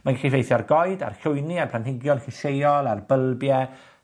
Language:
Welsh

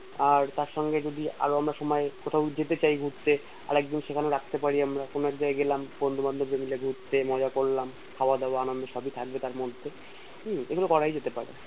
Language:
Bangla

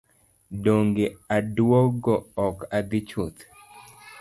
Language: Luo (Kenya and Tanzania)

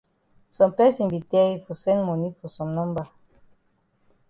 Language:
Cameroon Pidgin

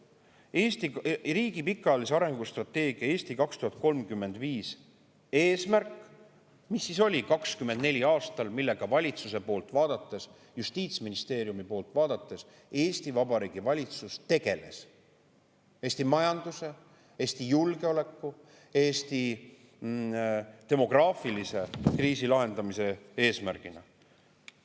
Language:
Estonian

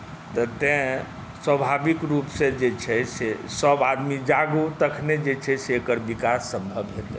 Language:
Maithili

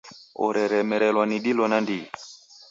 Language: Taita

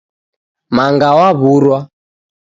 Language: Taita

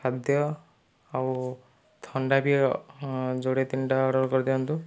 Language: Odia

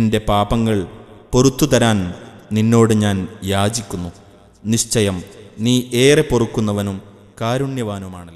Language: Arabic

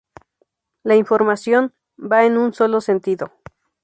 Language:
Spanish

